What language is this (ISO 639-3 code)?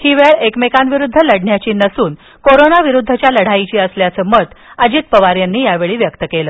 mar